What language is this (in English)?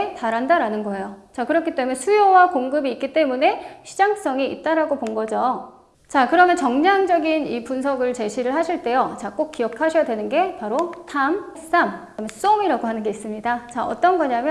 Korean